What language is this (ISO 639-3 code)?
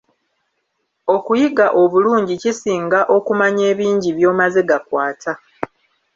lug